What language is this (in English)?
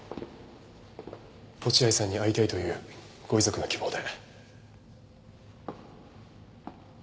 Japanese